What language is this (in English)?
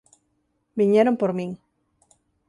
Galician